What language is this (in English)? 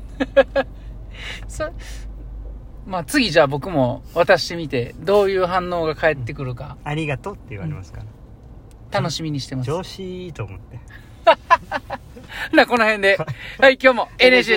Japanese